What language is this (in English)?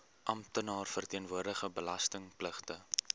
Afrikaans